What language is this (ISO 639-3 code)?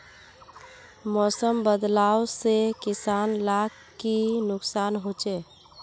mag